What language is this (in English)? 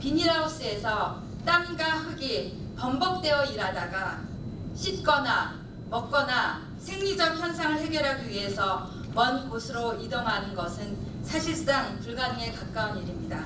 Korean